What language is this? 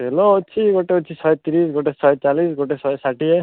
Odia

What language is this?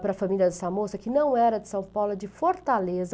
Portuguese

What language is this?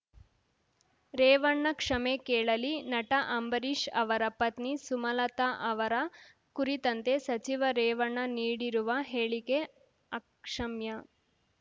Kannada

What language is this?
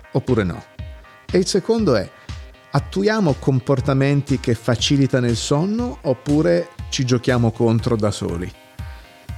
Italian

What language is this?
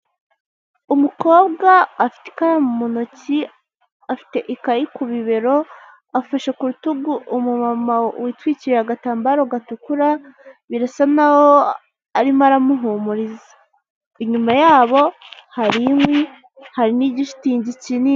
Kinyarwanda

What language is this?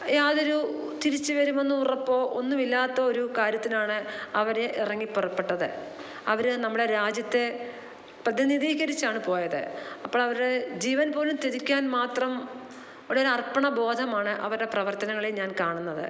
Malayalam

